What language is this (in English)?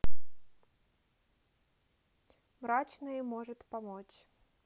Russian